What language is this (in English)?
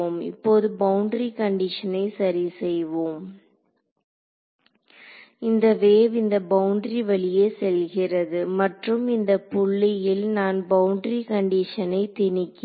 Tamil